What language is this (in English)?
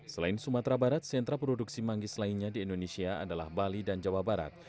Indonesian